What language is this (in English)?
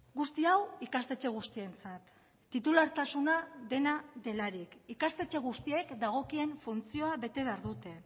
Basque